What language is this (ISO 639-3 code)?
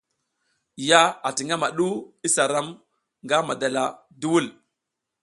giz